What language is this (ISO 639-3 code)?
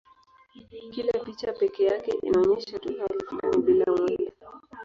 swa